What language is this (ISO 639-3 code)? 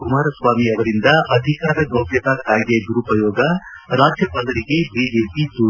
kan